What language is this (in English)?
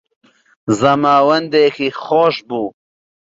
Central Kurdish